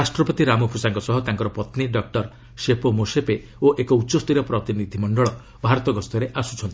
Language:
Odia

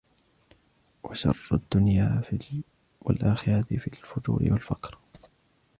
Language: Arabic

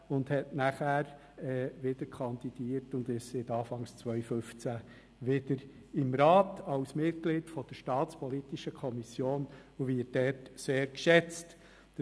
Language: Swiss German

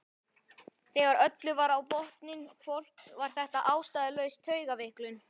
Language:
Icelandic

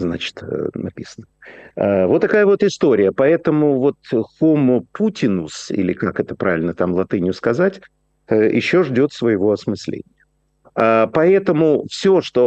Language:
Russian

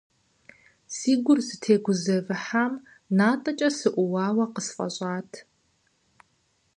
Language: Kabardian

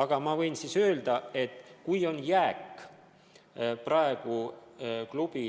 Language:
Estonian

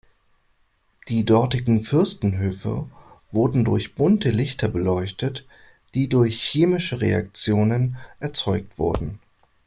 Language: German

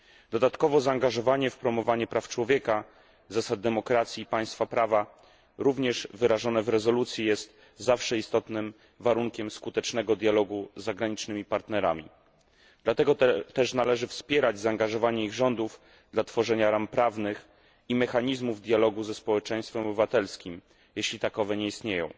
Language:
Polish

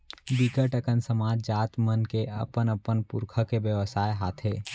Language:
Chhattisgarhi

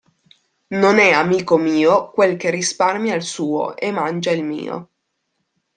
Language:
Italian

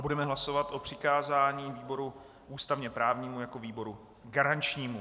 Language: Czech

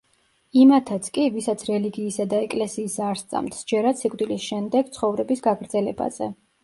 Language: Georgian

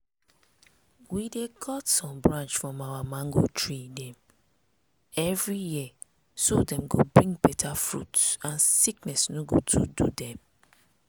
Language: Nigerian Pidgin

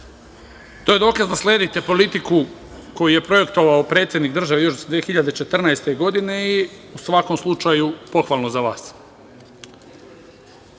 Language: Serbian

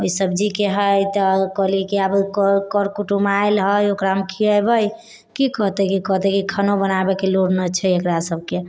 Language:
Maithili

